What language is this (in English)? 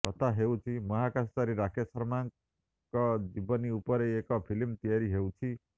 Odia